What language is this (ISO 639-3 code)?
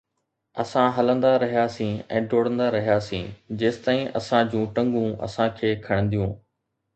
snd